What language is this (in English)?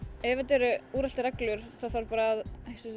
Icelandic